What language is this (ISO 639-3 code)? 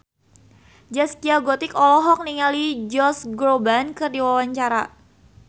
sun